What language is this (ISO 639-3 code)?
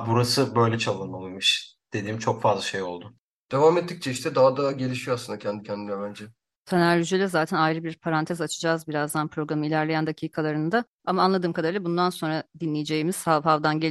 tur